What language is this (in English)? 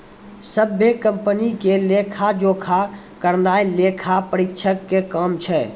Maithili